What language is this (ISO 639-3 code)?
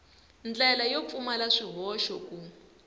tso